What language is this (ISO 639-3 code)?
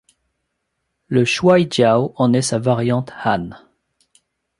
fra